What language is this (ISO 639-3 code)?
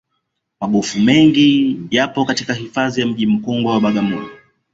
swa